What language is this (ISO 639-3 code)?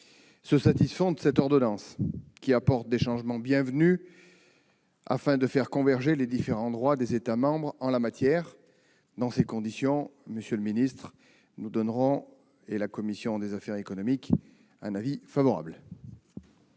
fra